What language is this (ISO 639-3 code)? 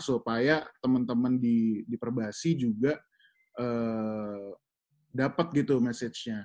ind